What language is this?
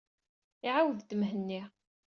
Kabyle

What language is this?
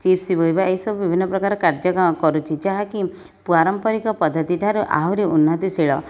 Odia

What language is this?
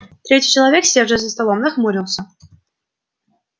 Russian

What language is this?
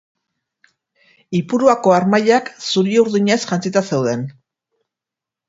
Basque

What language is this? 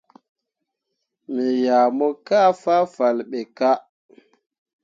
Mundang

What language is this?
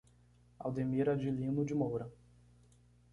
Portuguese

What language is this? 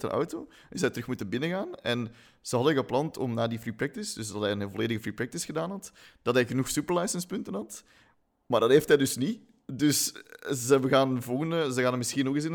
Dutch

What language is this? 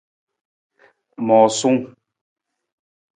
Nawdm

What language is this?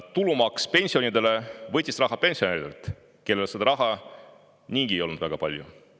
Estonian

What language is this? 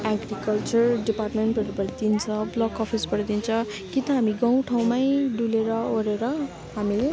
Nepali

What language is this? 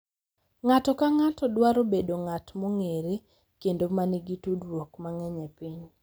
Luo (Kenya and Tanzania)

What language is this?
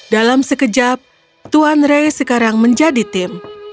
Indonesian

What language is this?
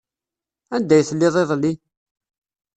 Kabyle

